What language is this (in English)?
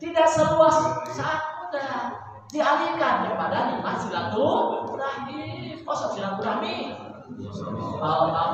Indonesian